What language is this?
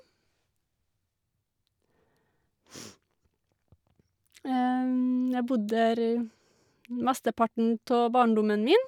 Norwegian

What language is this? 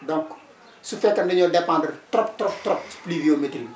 Wolof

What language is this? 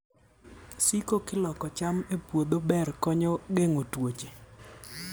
Luo (Kenya and Tanzania)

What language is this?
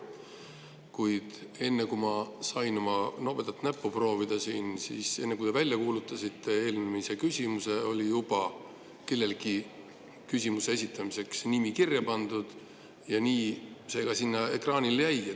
Estonian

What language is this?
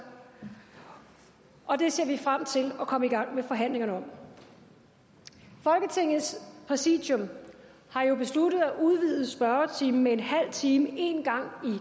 Danish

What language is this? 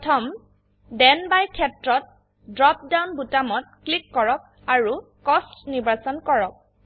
Assamese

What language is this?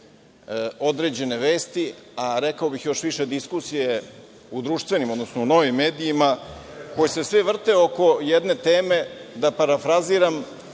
Serbian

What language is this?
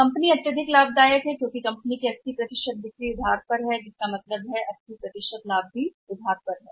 Hindi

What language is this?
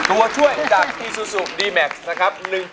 Thai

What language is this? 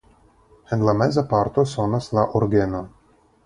Esperanto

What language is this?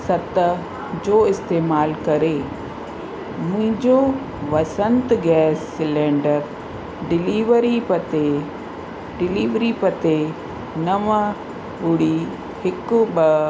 Sindhi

